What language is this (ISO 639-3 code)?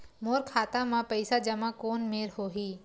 hne